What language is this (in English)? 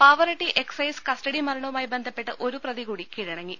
Malayalam